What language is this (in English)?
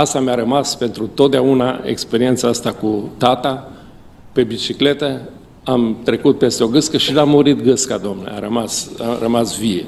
Romanian